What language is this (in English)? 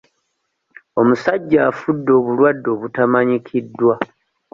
Ganda